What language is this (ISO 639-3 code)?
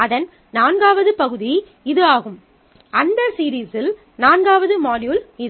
tam